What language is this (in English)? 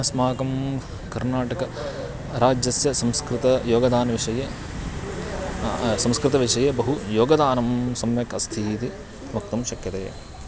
Sanskrit